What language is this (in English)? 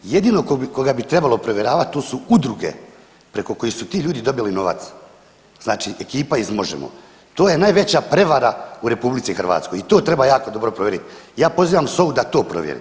Croatian